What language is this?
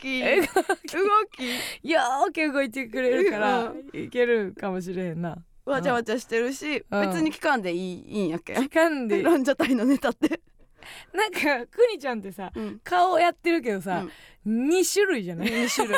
Japanese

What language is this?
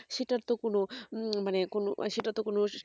Bangla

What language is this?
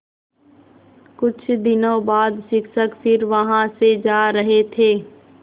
Hindi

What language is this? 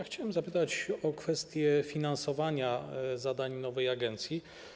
Polish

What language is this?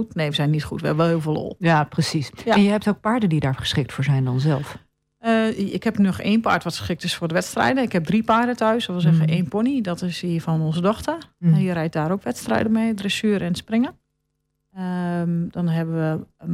Dutch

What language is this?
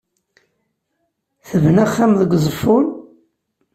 Kabyle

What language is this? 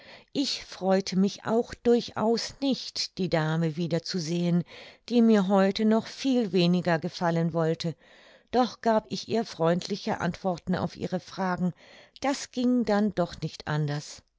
German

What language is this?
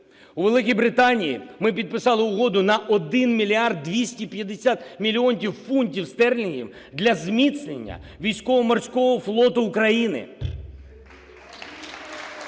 Ukrainian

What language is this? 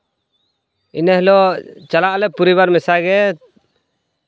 Santali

